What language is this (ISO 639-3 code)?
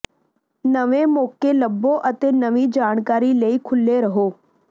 pan